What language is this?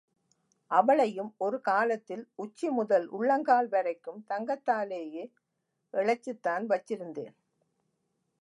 Tamil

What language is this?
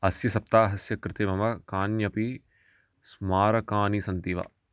Sanskrit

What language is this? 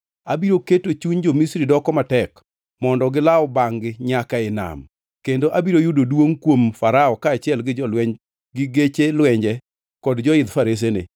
Luo (Kenya and Tanzania)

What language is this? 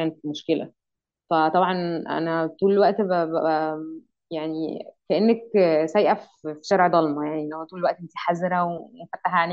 Arabic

